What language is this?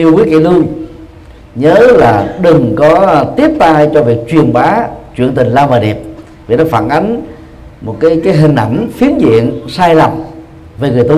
Vietnamese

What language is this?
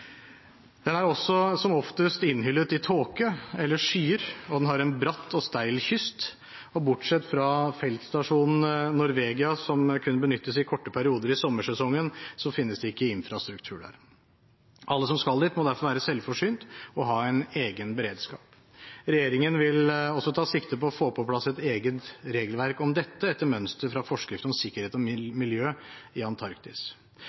Norwegian Bokmål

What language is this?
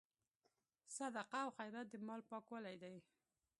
Pashto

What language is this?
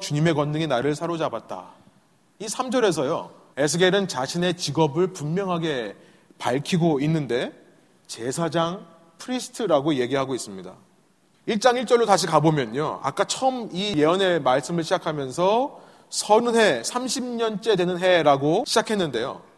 Korean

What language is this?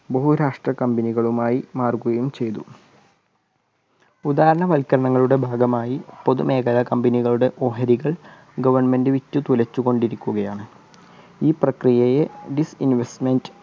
Malayalam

